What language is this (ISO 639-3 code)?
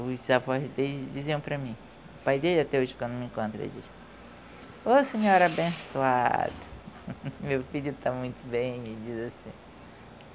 por